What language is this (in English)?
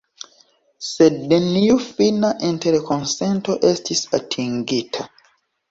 Esperanto